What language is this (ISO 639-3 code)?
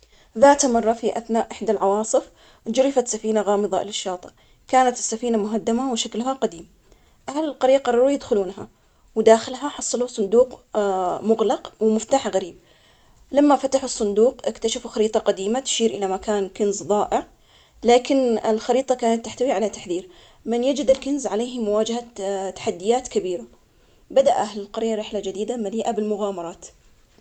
acx